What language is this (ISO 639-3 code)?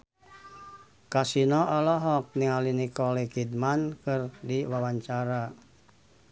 sun